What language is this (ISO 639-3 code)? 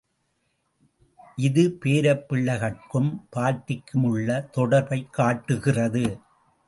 tam